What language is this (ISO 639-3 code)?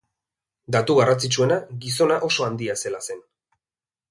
eus